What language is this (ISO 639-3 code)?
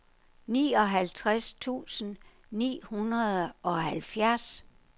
dan